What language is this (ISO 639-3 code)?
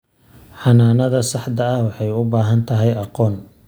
som